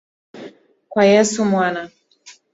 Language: Swahili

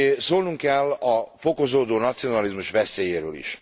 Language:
Hungarian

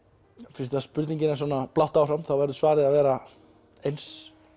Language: Icelandic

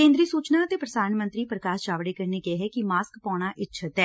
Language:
Punjabi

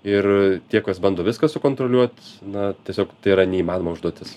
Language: Lithuanian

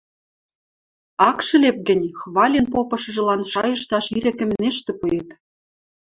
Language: Western Mari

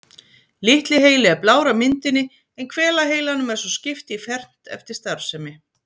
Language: Icelandic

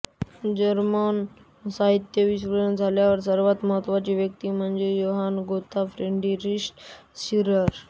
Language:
Marathi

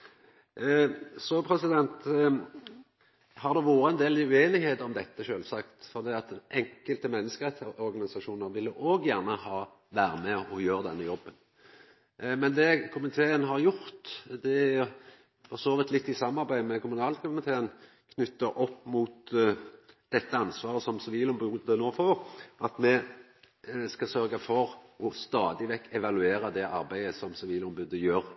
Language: Norwegian Nynorsk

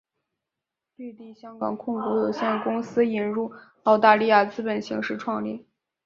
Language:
Chinese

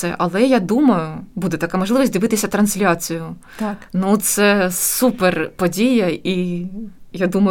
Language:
Ukrainian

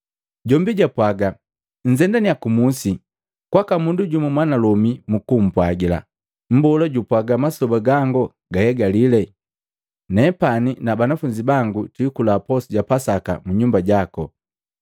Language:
Matengo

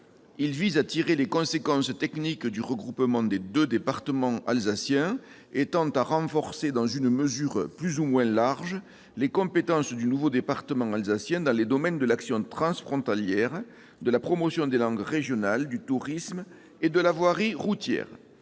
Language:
French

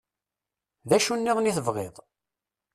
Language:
Kabyle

